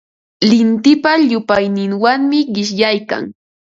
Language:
Ambo-Pasco Quechua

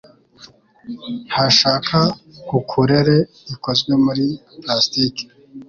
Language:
Kinyarwanda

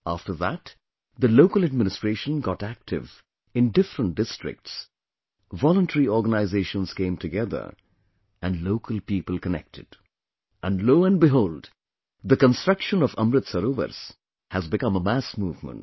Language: English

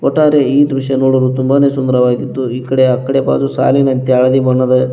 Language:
Kannada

